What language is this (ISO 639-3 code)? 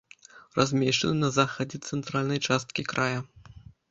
bel